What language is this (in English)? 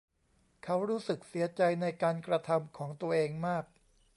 Thai